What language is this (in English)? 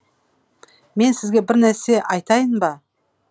Kazakh